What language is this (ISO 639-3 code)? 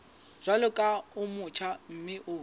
sot